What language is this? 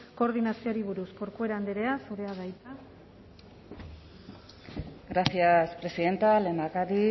Basque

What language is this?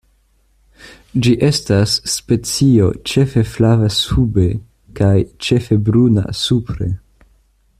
Esperanto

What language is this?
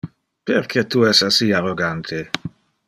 Interlingua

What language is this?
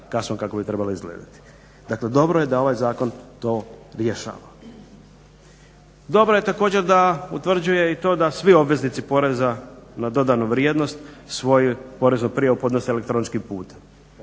Croatian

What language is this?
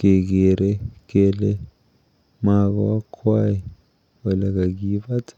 Kalenjin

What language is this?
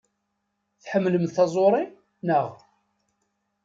Kabyle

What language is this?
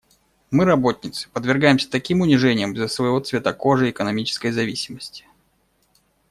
Russian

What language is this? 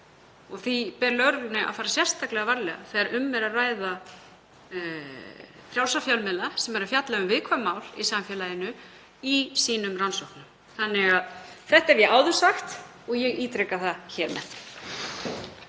Icelandic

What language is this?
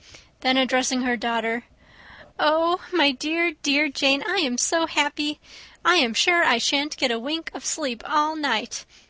English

